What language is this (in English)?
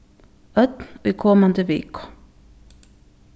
Faroese